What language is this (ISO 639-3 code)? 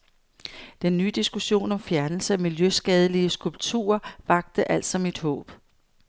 dan